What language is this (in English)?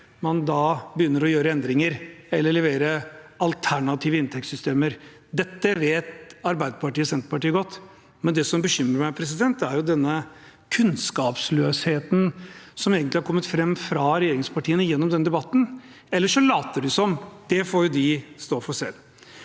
Norwegian